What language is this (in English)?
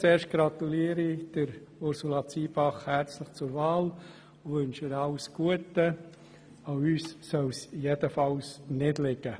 Swiss German